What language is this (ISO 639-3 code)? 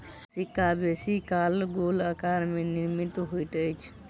mai